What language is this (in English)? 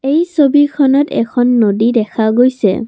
Assamese